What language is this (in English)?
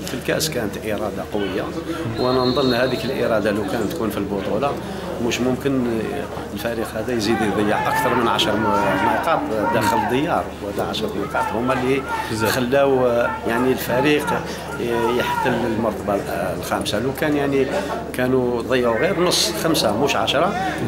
Arabic